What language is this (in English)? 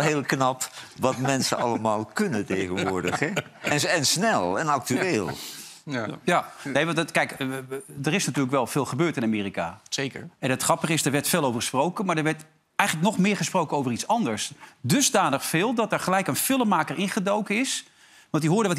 Dutch